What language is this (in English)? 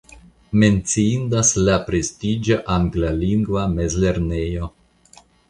Esperanto